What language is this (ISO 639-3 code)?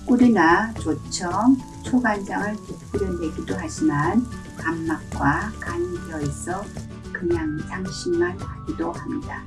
kor